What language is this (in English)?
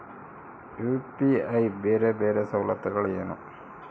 Kannada